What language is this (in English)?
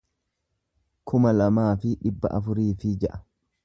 Oromo